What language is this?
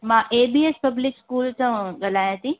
Sindhi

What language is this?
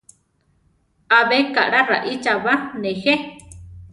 Central Tarahumara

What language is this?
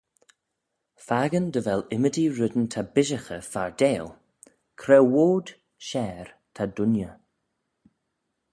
Manx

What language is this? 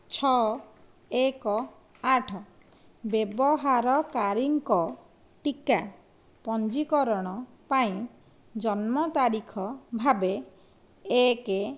Odia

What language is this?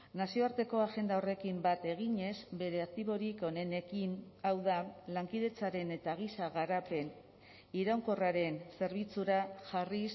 Basque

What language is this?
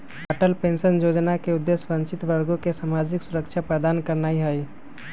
Magahi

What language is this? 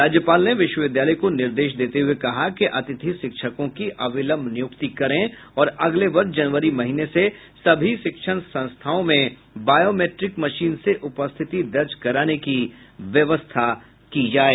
Hindi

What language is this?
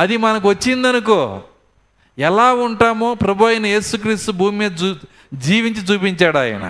Telugu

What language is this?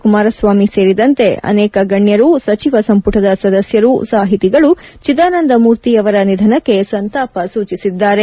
Kannada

